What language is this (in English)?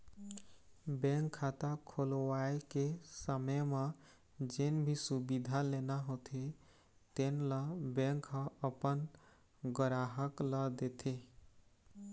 Chhattisgarhi